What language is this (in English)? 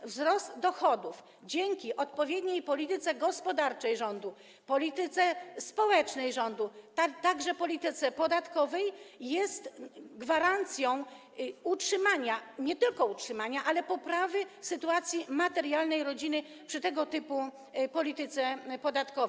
Polish